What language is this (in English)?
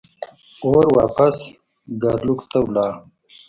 Pashto